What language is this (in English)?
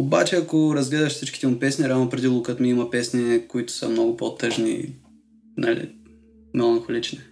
Bulgarian